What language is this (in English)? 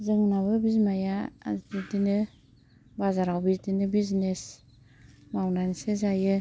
Bodo